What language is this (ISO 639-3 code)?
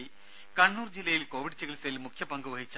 mal